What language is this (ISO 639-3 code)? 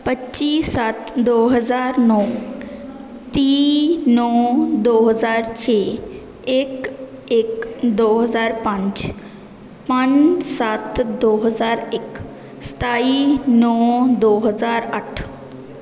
pan